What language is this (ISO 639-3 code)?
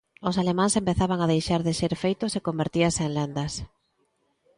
glg